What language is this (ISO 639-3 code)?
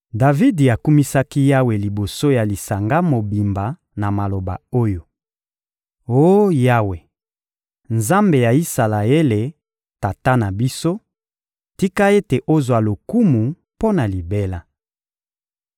lin